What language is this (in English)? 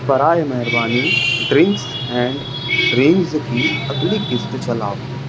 Urdu